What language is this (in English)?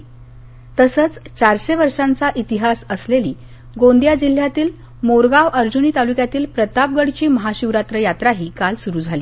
Marathi